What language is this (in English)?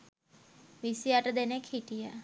Sinhala